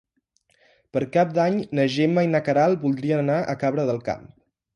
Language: Catalan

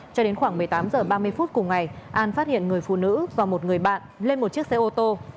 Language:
Vietnamese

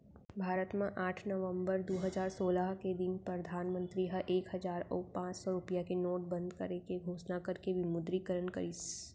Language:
Chhattisgarhi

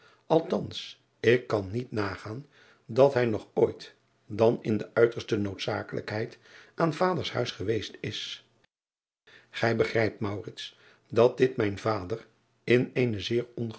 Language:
Dutch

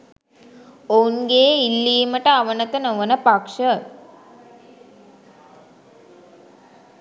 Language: Sinhala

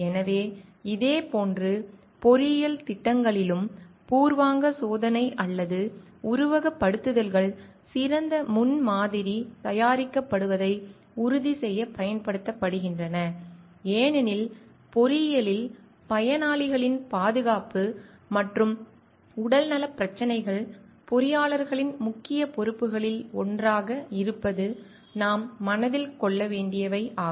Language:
Tamil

